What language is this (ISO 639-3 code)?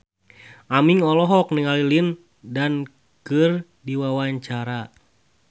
sun